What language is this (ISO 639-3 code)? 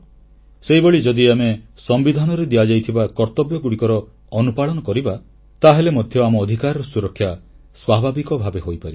ori